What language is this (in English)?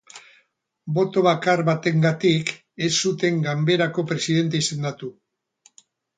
Basque